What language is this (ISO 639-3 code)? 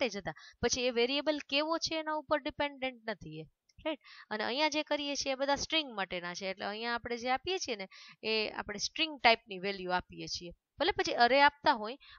hin